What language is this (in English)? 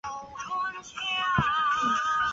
Chinese